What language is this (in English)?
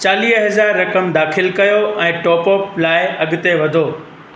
Sindhi